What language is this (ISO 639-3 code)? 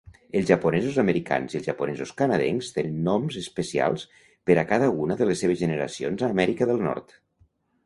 cat